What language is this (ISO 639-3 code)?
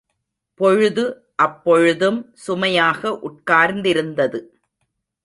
tam